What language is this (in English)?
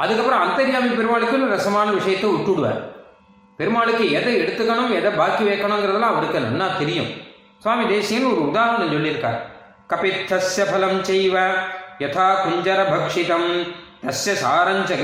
Tamil